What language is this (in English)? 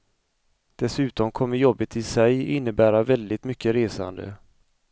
Swedish